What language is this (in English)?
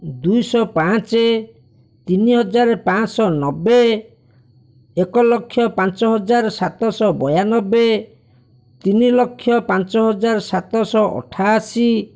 Odia